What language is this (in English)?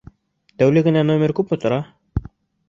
Bashkir